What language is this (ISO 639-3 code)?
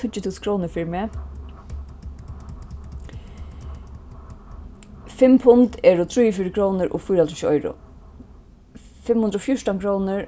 fao